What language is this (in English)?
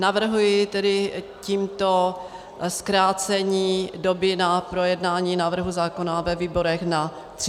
Czech